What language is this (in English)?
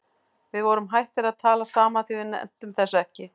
Icelandic